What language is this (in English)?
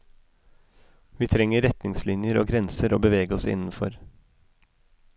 Norwegian